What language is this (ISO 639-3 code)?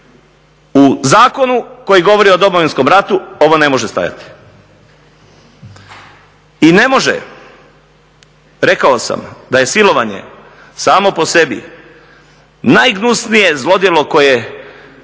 hrv